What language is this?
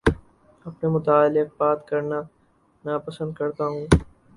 Urdu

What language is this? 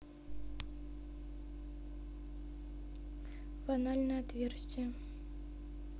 Russian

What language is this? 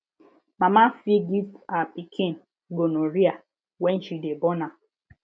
Nigerian Pidgin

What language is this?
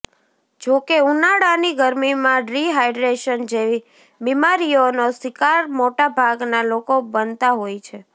Gujarati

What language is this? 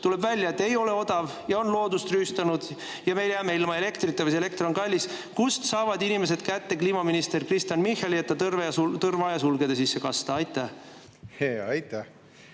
Estonian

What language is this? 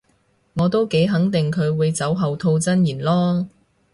Cantonese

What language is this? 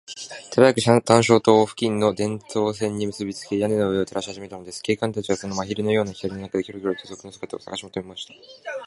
Japanese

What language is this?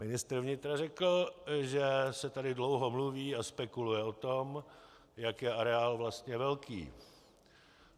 Czech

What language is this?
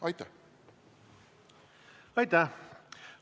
Estonian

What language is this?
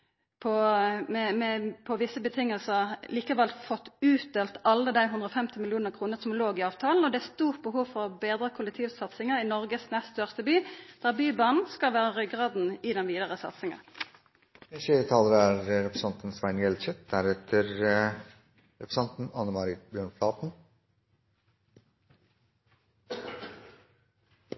Norwegian Nynorsk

